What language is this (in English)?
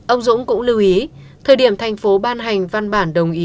Vietnamese